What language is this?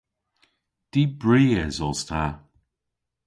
Cornish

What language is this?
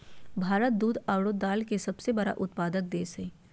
Magahi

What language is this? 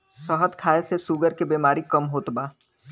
Bhojpuri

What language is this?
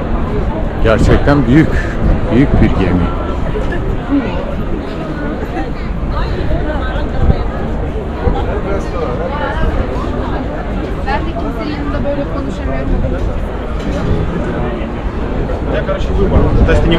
Turkish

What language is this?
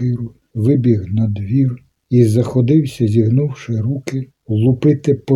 Ukrainian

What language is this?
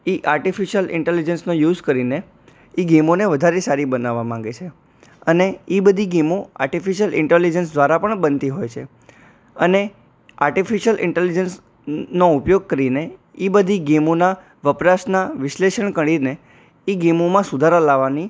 Gujarati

